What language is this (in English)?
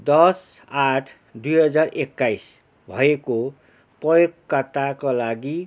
Nepali